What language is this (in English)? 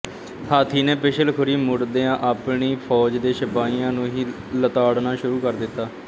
Punjabi